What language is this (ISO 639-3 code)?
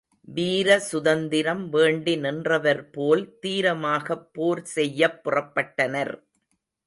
tam